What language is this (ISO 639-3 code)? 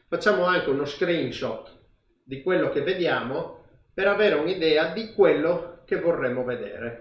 ita